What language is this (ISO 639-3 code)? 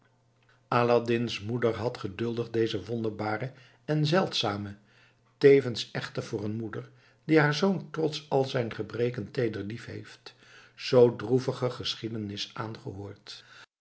nld